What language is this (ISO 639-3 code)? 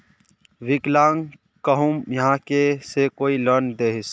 mag